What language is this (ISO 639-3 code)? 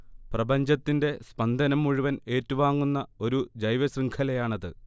mal